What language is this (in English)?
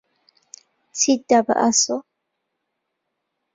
Central Kurdish